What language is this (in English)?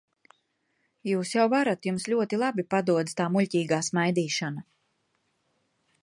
Latvian